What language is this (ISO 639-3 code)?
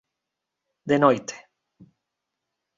glg